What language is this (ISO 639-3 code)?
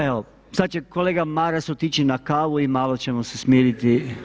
hrv